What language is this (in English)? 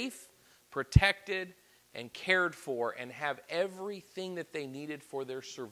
English